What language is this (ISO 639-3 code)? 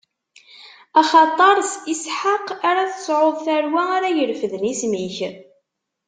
kab